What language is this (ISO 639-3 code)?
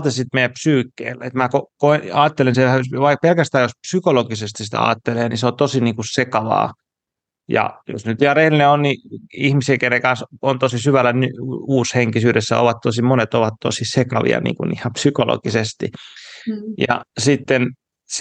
fin